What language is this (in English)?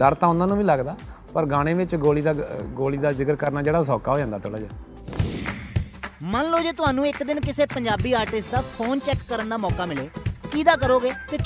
Punjabi